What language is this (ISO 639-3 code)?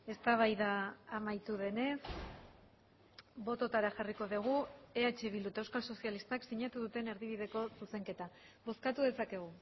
eus